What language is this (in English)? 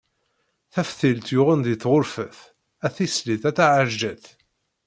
Kabyle